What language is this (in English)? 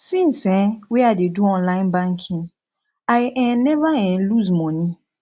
Nigerian Pidgin